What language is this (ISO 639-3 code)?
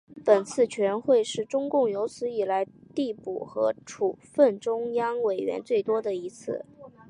zho